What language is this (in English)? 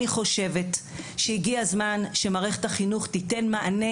Hebrew